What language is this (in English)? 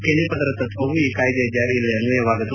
Kannada